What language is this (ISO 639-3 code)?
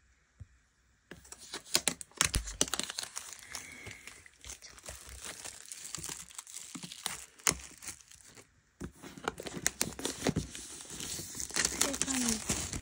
kor